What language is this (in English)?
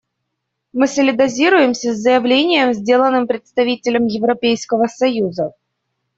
Russian